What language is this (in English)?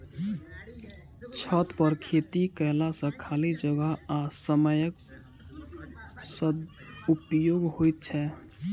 Maithili